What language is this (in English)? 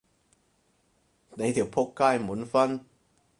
Cantonese